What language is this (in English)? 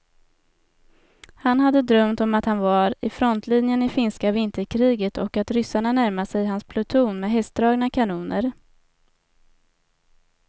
Swedish